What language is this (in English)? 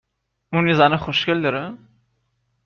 Persian